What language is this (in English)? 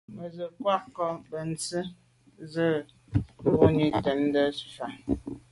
Medumba